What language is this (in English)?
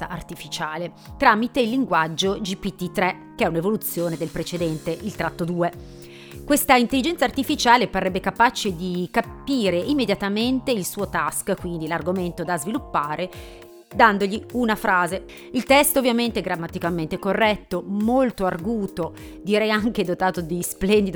Italian